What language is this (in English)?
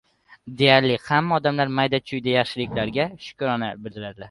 Uzbek